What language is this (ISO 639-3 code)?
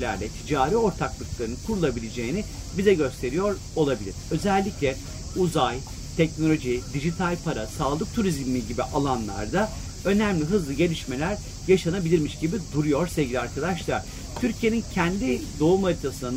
tur